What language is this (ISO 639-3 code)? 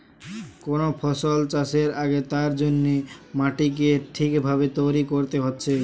ben